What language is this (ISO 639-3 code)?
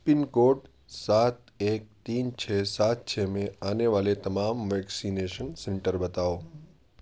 urd